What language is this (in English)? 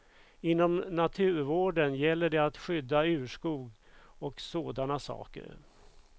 Swedish